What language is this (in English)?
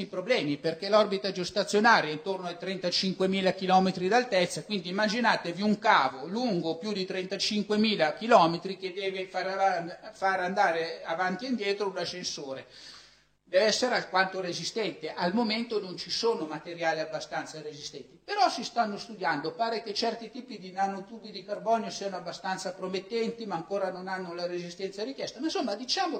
Italian